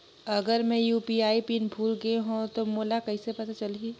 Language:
Chhattisgarhi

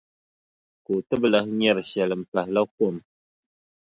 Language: Dagbani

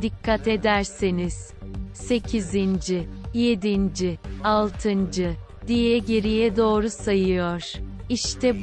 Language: Turkish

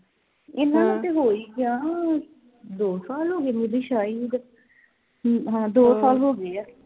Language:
Punjabi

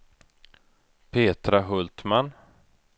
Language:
Swedish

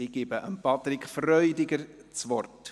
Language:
Swiss German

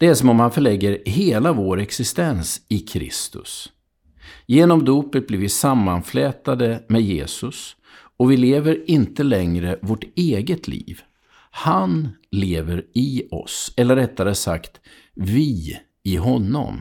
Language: Swedish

